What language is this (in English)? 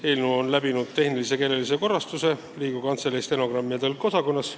Estonian